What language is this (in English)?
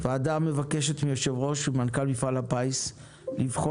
Hebrew